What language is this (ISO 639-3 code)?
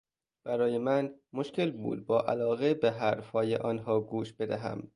fas